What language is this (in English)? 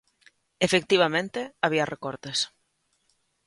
Galician